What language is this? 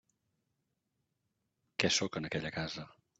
Catalan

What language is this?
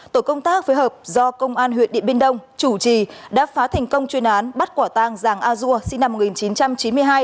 Vietnamese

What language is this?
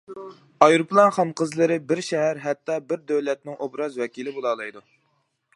Uyghur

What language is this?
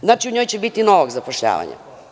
Serbian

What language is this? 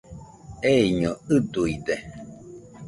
Nüpode Huitoto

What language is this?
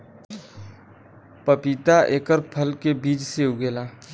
Bhojpuri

